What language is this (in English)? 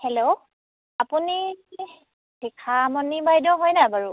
Assamese